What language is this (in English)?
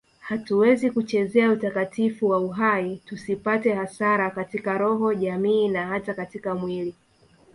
Swahili